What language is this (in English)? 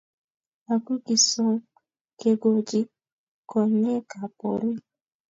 Kalenjin